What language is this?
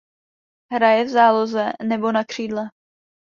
Czech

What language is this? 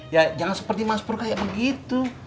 Indonesian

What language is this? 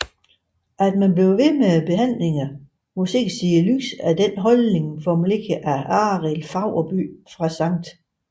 Danish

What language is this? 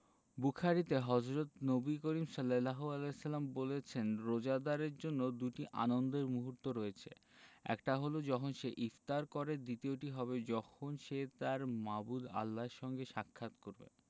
Bangla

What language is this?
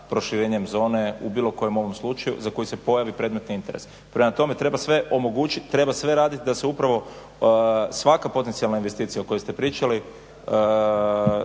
Croatian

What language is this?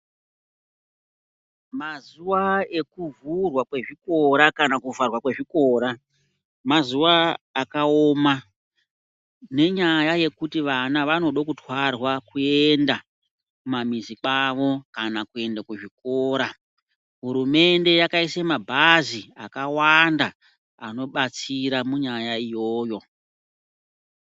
Ndau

